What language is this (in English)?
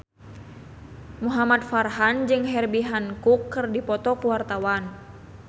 Sundanese